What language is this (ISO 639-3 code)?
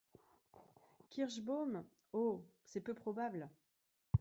fra